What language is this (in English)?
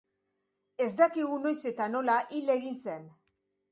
Basque